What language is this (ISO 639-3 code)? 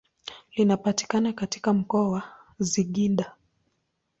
swa